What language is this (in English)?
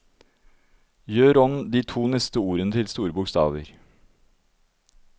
Norwegian